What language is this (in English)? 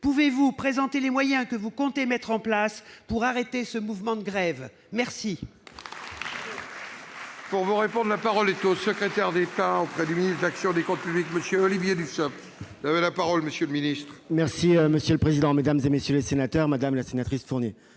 French